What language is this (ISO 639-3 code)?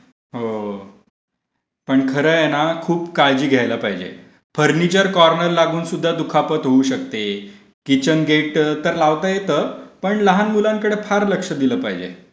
mar